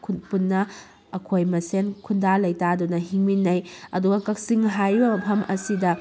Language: Manipuri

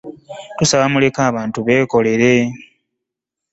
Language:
Ganda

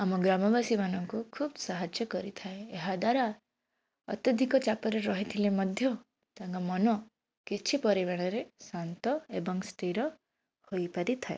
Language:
Odia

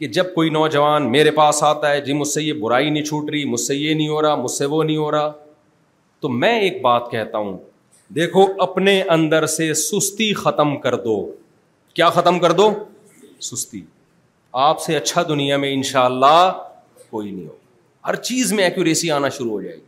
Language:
Urdu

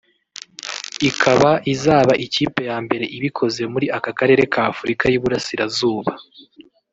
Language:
Kinyarwanda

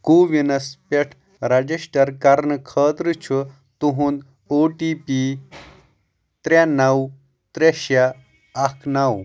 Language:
Kashmiri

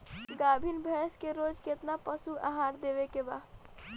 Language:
Bhojpuri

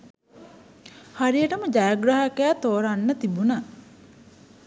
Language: Sinhala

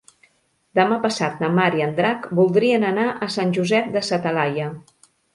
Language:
Catalan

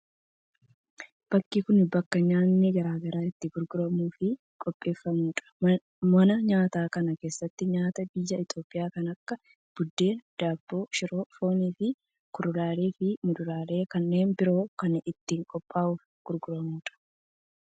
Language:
Oromo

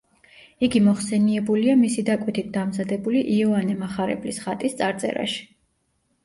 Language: Georgian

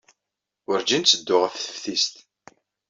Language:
Kabyle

